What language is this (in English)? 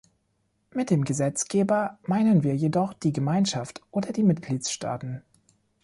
German